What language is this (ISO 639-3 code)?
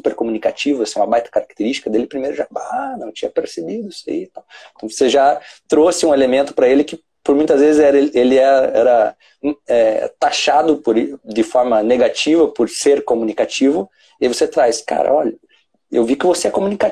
por